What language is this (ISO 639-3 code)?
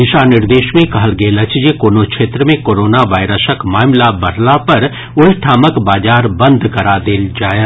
mai